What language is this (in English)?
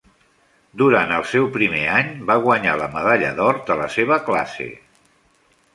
Catalan